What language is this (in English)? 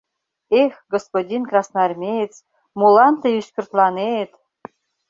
Mari